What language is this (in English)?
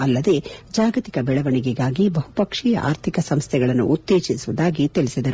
Kannada